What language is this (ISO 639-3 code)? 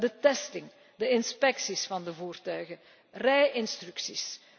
nld